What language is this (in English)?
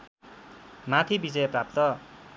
Nepali